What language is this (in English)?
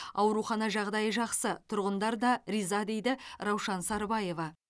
Kazakh